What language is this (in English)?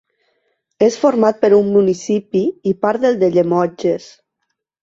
Catalan